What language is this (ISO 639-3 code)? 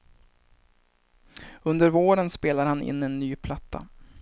swe